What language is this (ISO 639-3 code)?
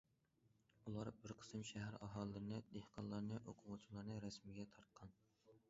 uig